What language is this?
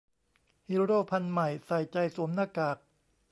Thai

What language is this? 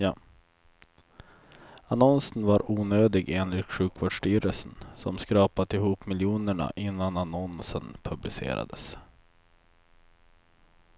Swedish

